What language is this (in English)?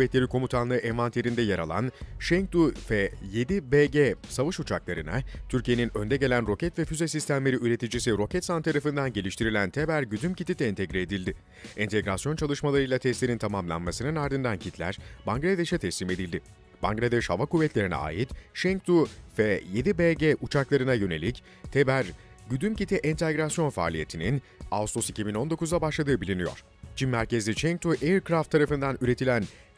Turkish